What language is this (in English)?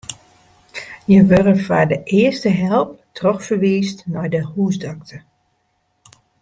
Western Frisian